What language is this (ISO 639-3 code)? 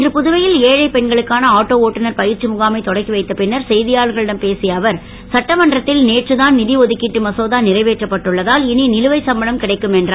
tam